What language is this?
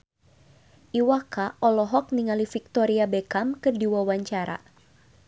Sundanese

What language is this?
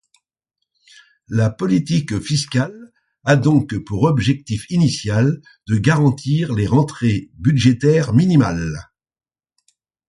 French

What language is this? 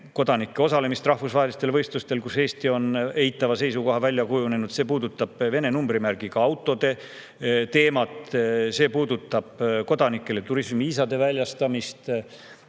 Estonian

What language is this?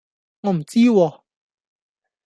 Cantonese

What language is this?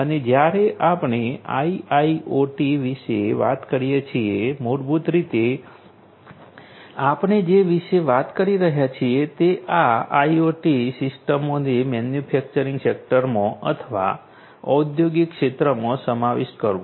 Gujarati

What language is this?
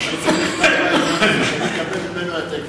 Hebrew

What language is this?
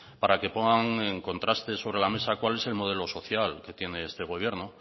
Spanish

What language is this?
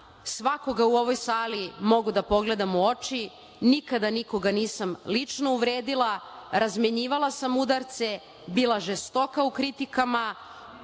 Serbian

